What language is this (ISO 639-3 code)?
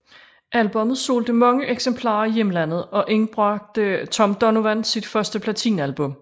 dan